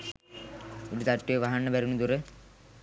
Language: Sinhala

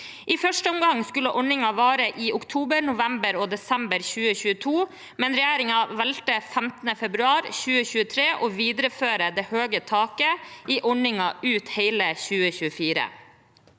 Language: Norwegian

